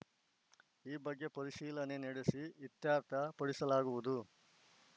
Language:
Kannada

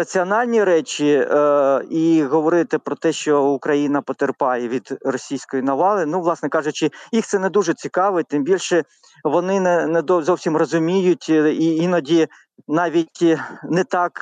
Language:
Ukrainian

